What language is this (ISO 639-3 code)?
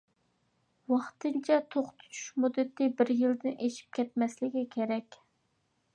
uig